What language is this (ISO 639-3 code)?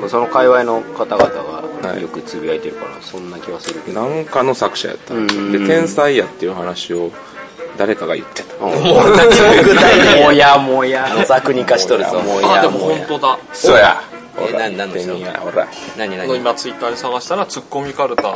jpn